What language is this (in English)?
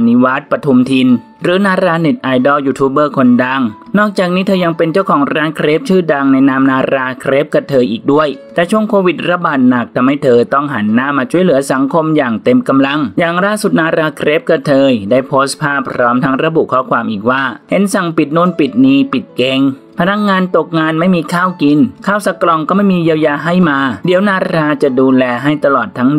Thai